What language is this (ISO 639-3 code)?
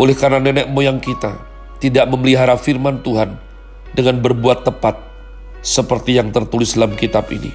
ind